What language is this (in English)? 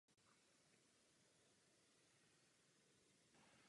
Czech